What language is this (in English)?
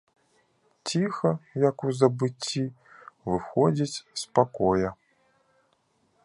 Belarusian